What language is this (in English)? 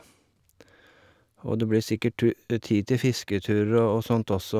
Norwegian